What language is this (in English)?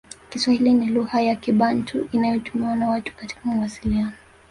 Swahili